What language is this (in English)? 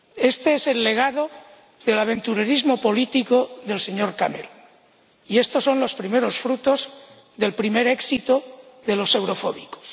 Spanish